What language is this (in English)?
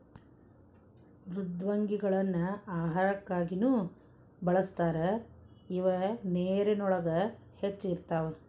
Kannada